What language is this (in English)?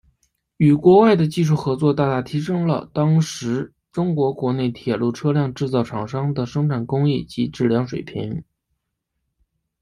Chinese